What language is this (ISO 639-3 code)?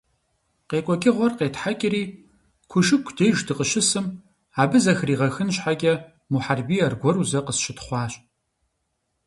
kbd